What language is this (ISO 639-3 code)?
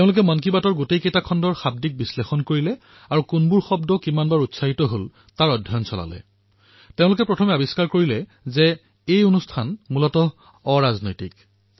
asm